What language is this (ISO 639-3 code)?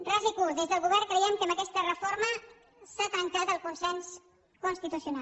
cat